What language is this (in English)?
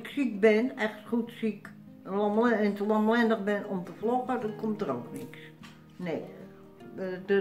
Dutch